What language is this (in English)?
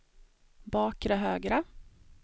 Swedish